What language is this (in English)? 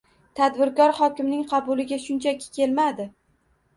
Uzbek